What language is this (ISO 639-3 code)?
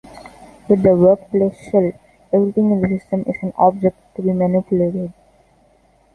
eng